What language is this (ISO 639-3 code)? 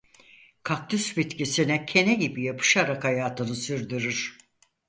tur